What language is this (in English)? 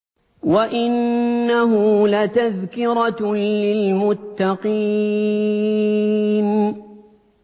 Arabic